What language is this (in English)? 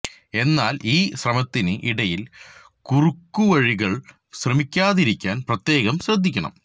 Malayalam